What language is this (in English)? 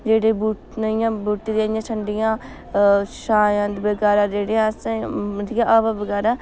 Dogri